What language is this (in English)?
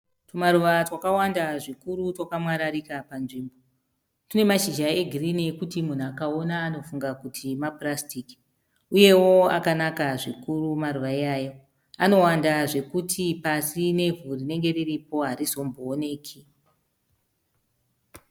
Shona